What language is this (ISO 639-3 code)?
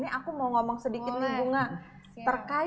ind